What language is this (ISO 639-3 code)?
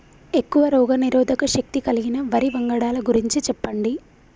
tel